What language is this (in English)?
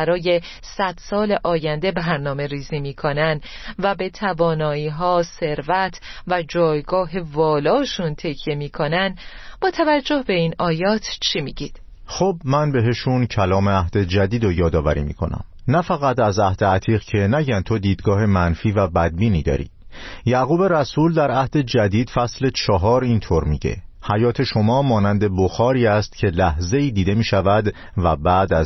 Persian